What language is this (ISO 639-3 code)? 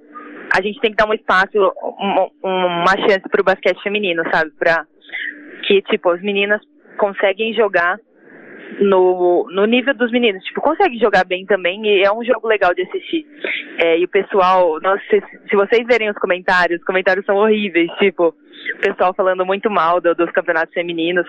por